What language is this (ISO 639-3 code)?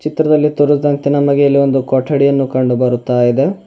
kan